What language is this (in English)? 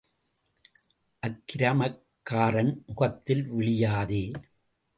Tamil